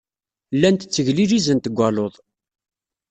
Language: Kabyle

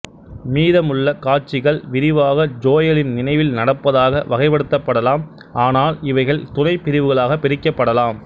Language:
Tamil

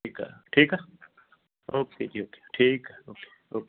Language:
Punjabi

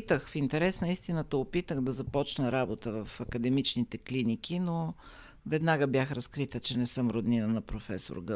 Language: Bulgarian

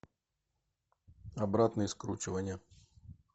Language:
Russian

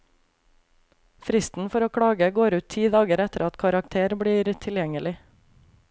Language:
Norwegian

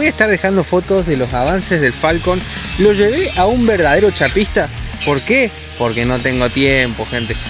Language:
Spanish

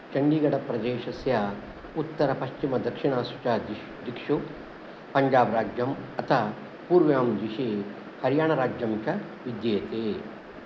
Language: Sanskrit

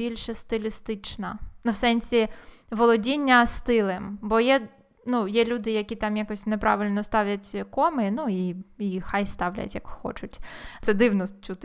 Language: Ukrainian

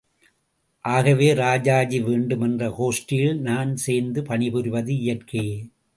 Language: Tamil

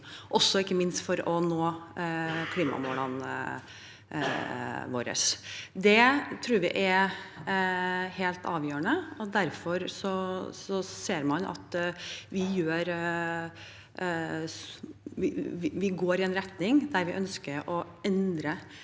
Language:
Norwegian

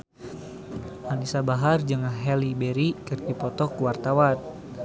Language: Sundanese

